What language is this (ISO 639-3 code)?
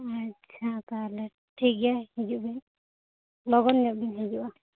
sat